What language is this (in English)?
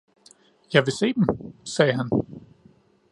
Danish